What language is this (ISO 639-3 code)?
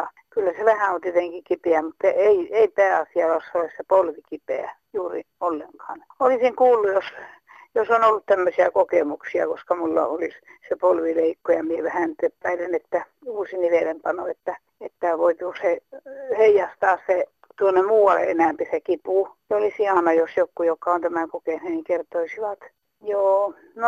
fin